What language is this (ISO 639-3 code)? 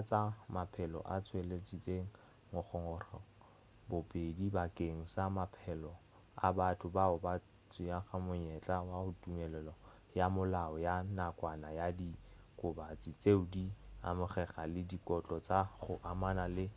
nso